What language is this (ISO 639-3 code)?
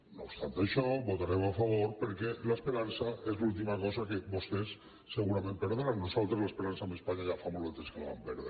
cat